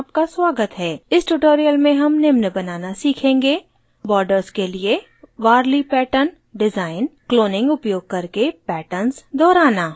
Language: Hindi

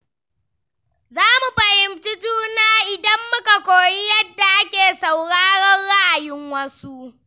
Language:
Hausa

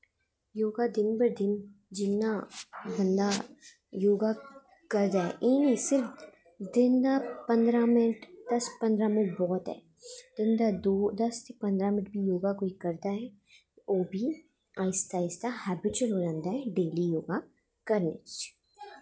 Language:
Dogri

